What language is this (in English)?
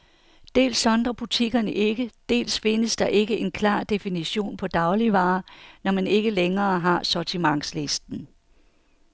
Danish